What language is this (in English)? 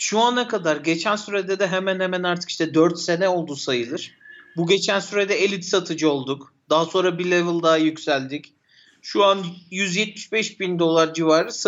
Turkish